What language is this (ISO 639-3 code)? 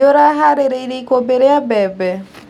kik